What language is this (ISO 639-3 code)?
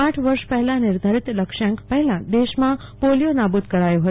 guj